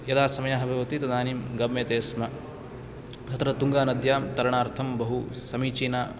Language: Sanskrit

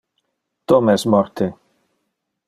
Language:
Interlingua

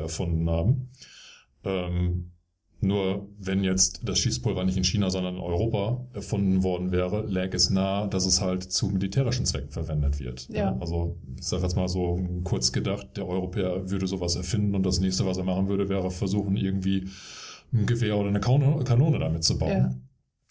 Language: German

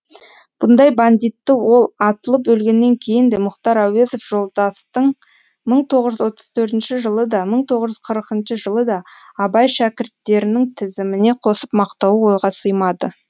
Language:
Kazakh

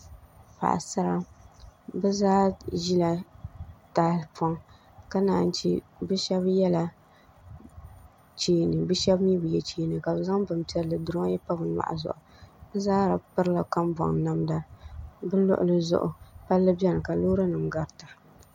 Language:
Dagbani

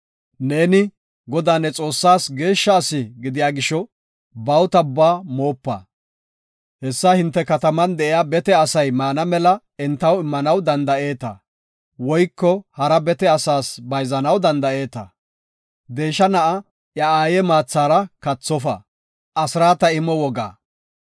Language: Gofa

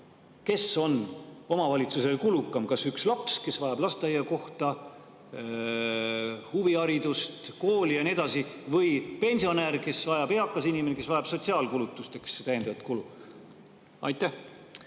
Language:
Estonian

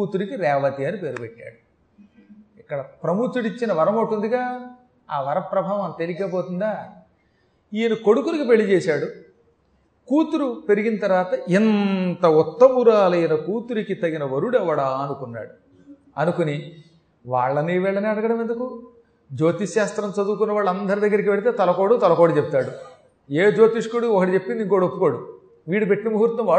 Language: Telugu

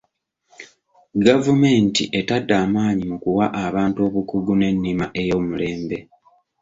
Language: Ganda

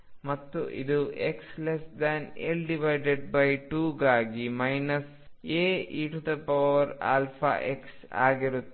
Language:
Kannada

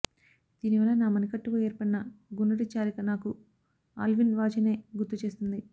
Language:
Telugu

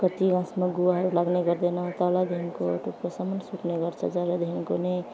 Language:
Nepali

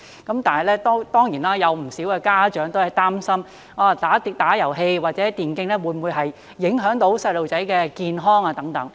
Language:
Cantonese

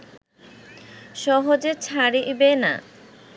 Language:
Bangla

